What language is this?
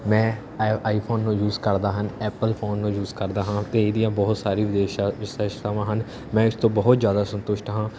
Punjabi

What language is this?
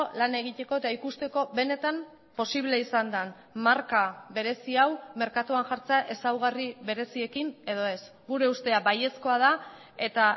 Basque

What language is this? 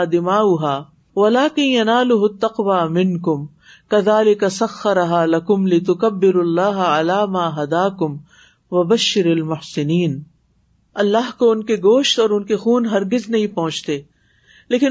Urdu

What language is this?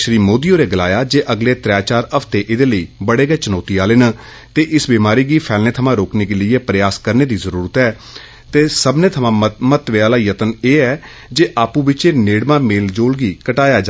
Dogri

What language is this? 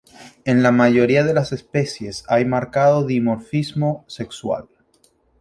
Spanish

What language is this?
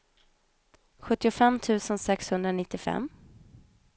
Swedish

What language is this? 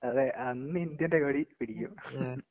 Malayalam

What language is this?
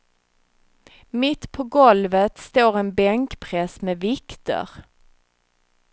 Swedish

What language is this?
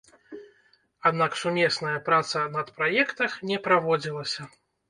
Belarusian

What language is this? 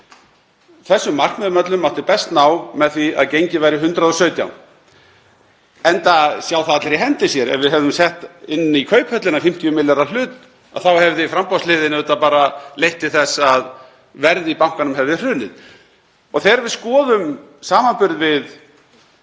Icelandic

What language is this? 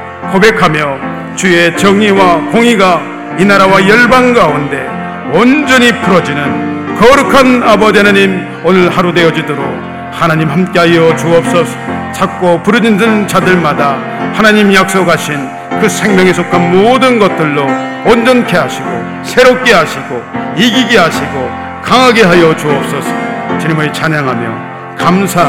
Korean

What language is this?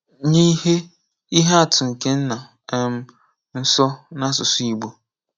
Igbo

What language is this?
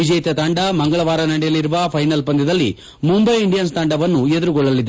Kannada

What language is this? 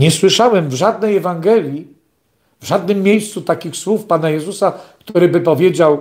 Polish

